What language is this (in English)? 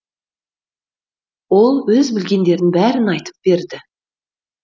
Kazakh